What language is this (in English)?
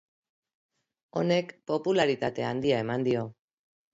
Basque